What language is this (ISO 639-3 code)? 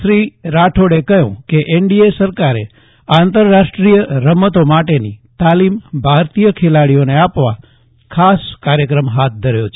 guj